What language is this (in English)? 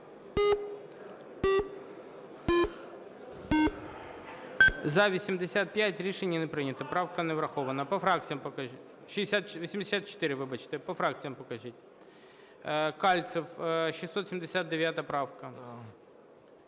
Ukrainian